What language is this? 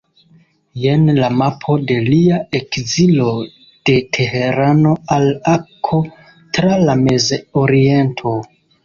Esperanto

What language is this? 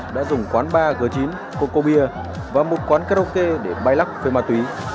Vietnamese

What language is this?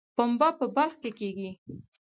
Pashto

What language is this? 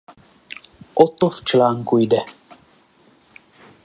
Czech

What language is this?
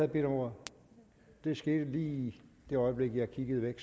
Danish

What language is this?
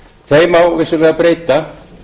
Icelandic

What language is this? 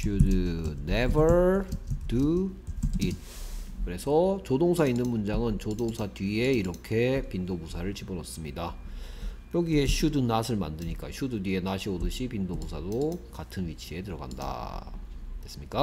Korean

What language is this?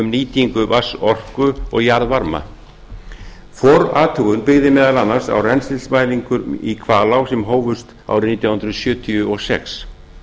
Icelandic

